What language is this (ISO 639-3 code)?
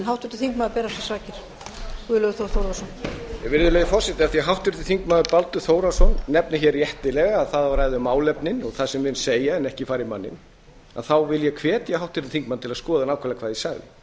isl